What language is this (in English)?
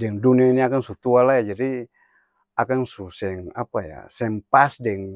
Ambonese Malay